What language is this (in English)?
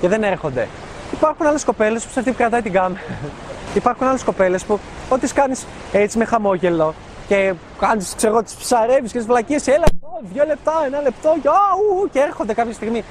Greek